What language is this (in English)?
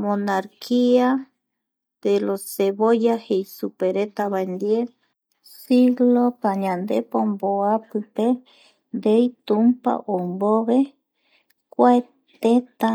Eastern Bolivian Guaraní